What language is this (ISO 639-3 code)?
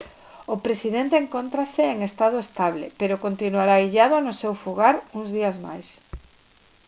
glg